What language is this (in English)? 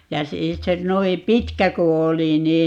Finnish